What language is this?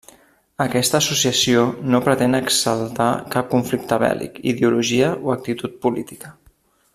Catalan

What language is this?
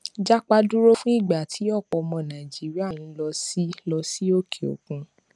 Yoruba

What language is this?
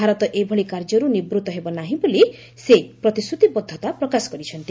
Odia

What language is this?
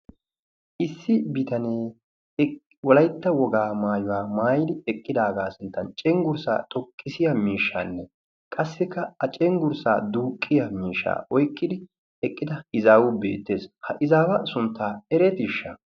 Wolaytta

